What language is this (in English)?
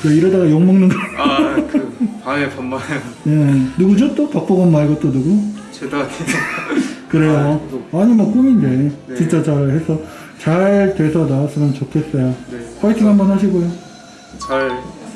Korean